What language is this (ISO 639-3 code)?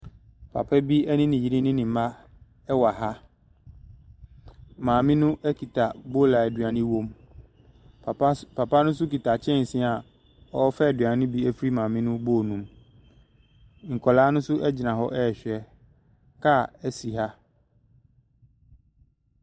aka